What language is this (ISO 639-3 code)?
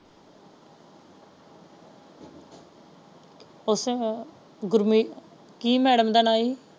pan